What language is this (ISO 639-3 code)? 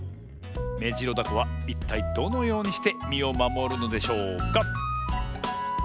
jpn